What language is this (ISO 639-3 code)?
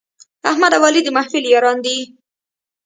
pus